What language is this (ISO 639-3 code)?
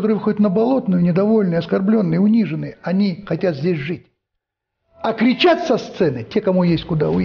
rus